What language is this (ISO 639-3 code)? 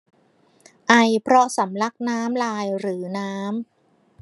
tha